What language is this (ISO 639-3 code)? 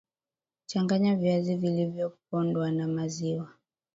swa